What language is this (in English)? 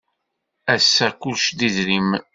Kabyle